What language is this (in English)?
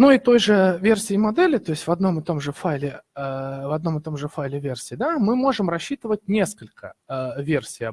Russian